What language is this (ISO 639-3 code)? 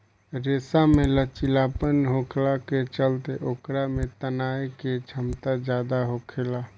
bho